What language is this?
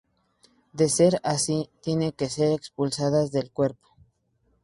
Spanish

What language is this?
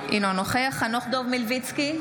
Hebrew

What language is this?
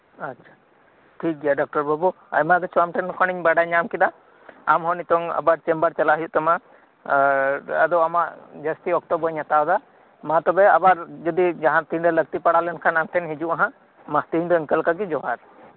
Santali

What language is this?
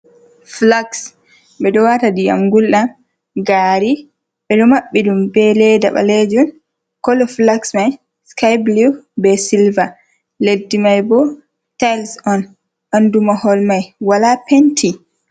Fula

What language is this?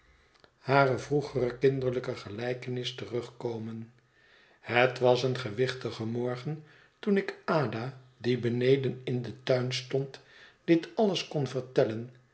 Dutch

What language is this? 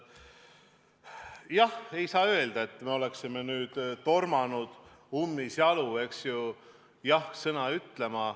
Estonian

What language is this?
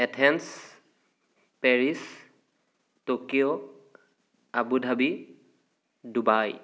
Assamese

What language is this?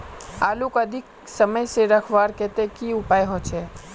Magahi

